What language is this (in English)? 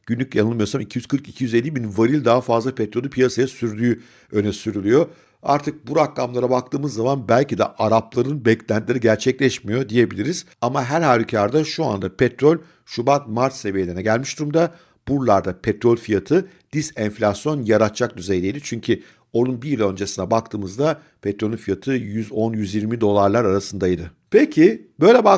Turkish